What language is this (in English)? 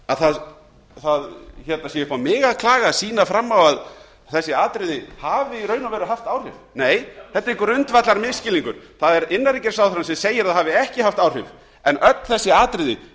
Icelandic